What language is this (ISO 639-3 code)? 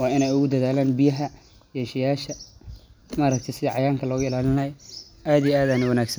som